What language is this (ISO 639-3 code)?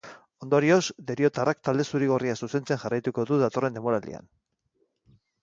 eus